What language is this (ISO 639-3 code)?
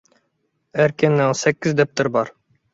uig